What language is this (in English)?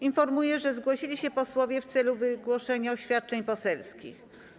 Polish